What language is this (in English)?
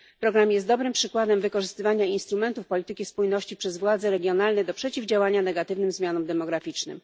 Polish